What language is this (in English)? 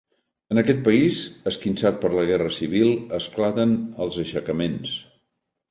Catalan